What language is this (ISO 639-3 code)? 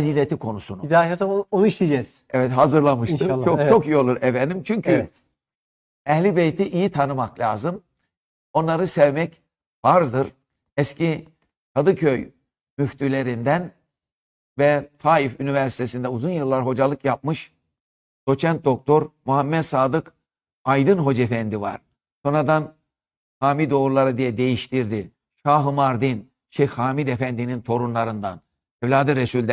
tur